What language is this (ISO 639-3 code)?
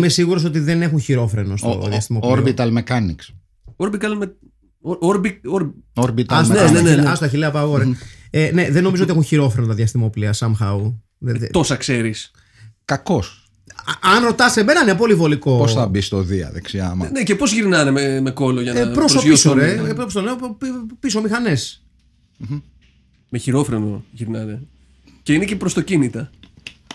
ell